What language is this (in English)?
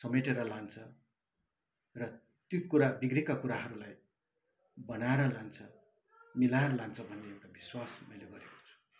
Nepali